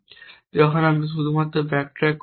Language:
Bangla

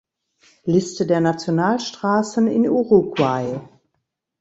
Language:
German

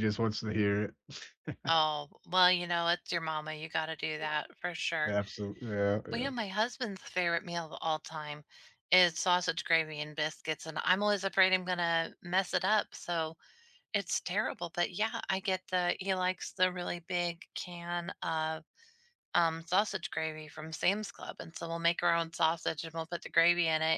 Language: English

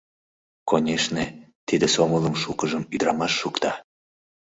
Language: Mari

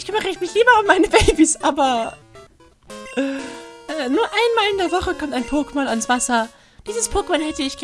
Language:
German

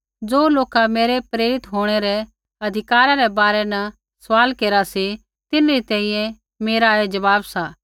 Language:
Kullu Pahari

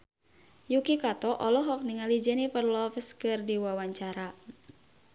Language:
Sundanese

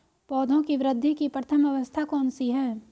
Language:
Hindi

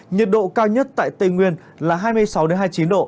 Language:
Vietnamese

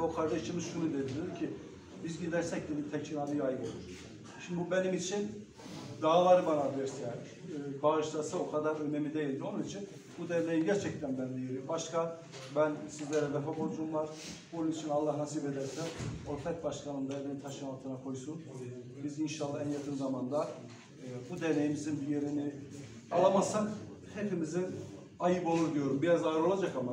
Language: Turkish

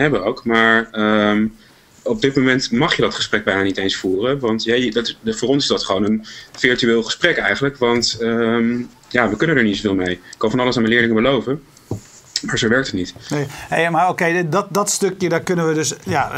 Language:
Dutch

